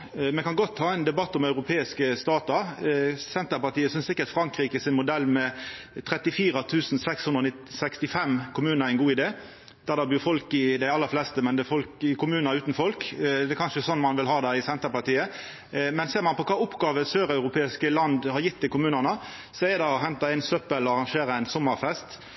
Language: Norwegian Nynorsk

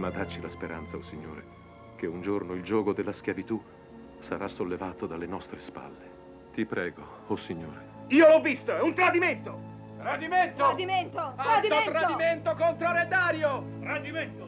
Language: Italian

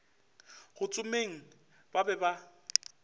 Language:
Northern Sotho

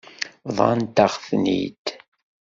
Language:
Kabyle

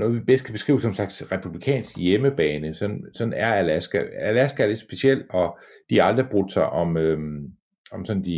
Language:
Danish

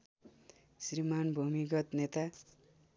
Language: Nepali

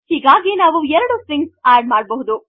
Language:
Kannada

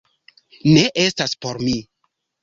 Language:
Esperanto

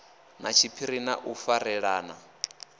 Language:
Venda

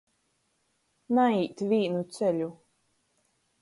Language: Latgalian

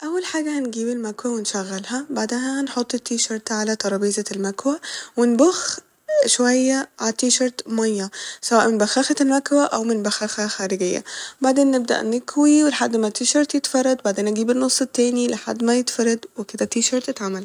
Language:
Egyptian Arabic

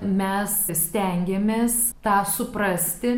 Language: Lithuanian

